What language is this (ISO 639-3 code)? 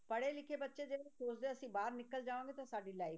pan